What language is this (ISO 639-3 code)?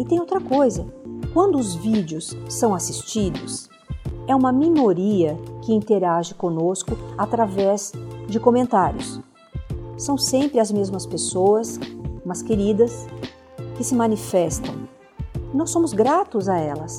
por